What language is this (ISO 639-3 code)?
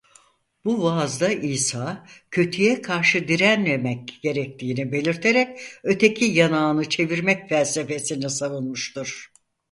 tur